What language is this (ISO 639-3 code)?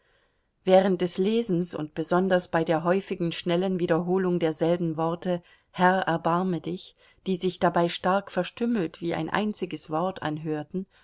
deu